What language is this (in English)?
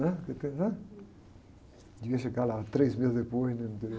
Portuguese